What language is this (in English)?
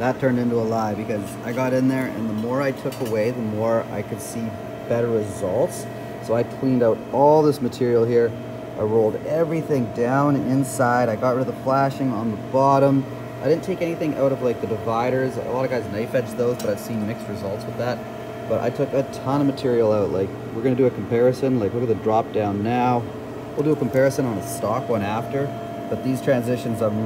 English